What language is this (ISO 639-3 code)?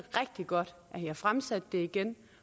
dan